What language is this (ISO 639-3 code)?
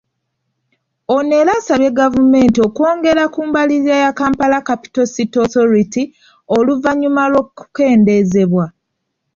lug